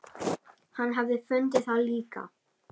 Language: Icelandic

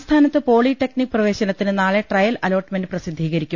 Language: Malayalam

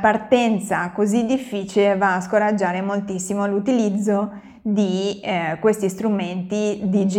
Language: Italian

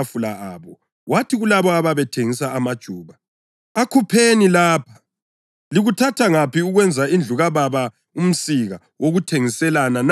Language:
North Ndebele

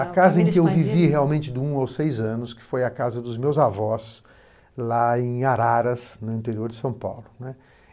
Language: Portuguese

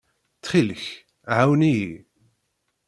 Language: Kabyle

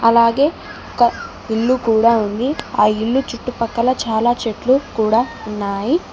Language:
Telugu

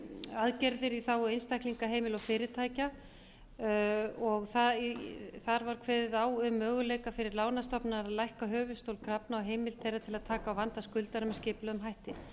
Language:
Icelandic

